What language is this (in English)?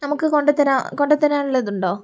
Malayalam